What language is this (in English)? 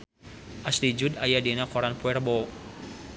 Sundanese